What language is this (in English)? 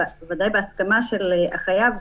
Hebrew